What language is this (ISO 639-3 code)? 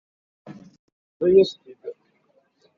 kab